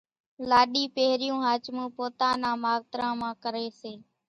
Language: Kachi Koli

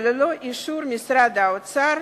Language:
Hebrew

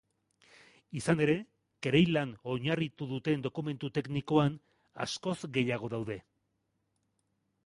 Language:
Basque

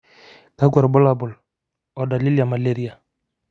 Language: Masai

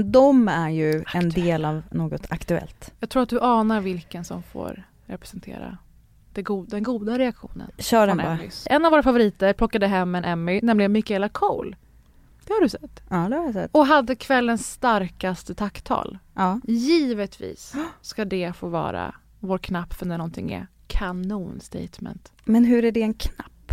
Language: Swedish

